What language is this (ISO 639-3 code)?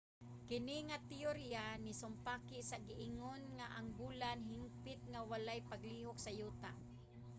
ceb